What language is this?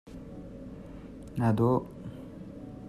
Hakha Chin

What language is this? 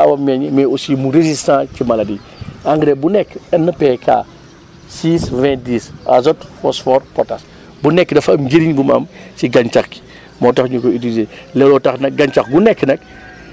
Wolof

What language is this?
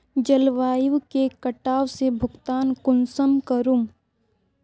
Magahi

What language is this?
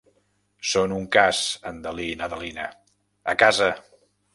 Catalan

